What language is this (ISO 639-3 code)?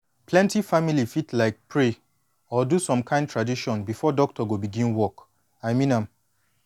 pcm